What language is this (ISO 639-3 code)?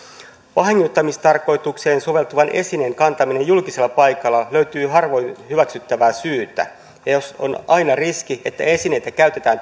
fin